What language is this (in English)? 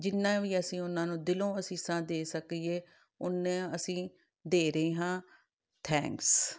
Punjabi